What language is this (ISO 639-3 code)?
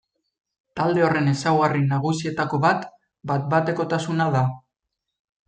eus